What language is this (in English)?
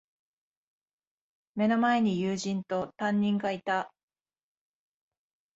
Japanese